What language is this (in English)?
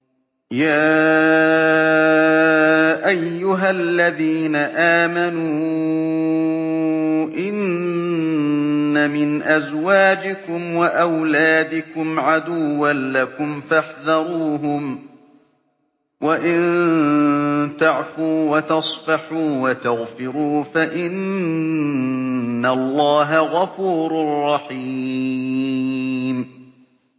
Arabic